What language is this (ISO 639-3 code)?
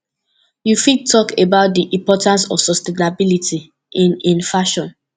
pcm